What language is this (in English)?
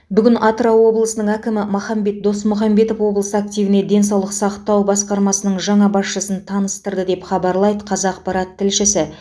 Kazakh